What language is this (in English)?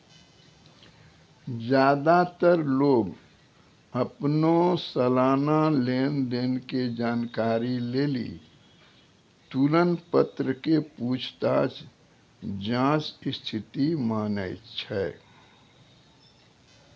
Maithili